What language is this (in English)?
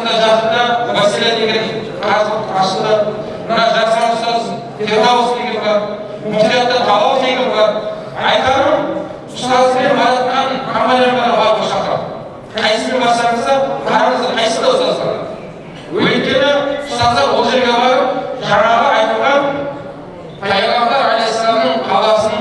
Turkish